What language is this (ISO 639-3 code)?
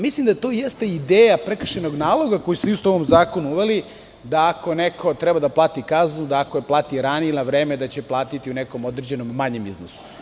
srp